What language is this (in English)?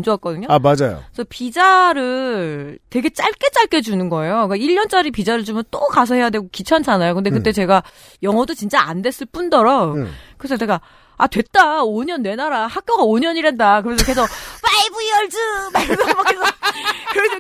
Korean